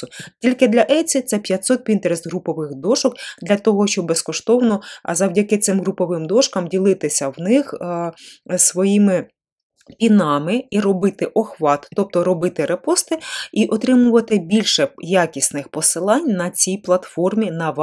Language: Ukrainian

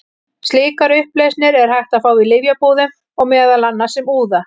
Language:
Icelandic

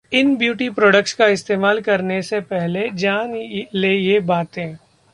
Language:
Hindi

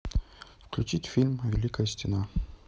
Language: Russian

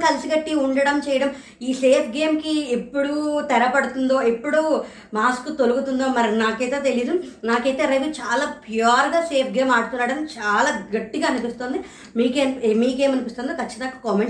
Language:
Telugu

